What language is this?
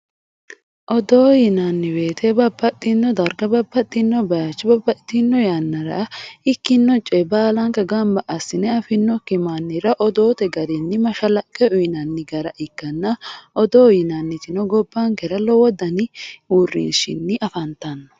Sidamo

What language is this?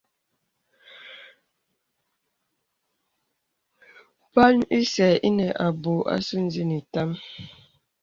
Bebele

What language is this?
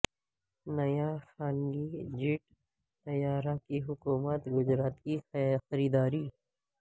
Urdu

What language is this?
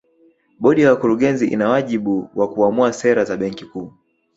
Swahili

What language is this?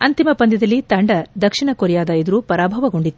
Kannada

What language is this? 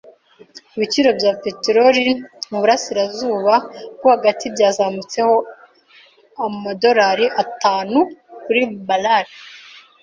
Kinyarwanda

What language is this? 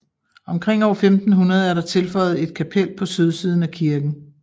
Danish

